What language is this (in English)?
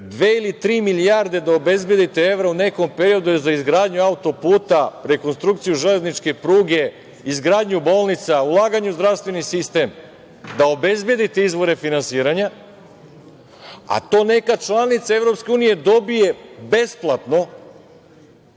Serbian